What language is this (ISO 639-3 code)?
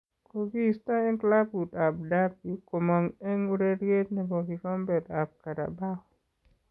kln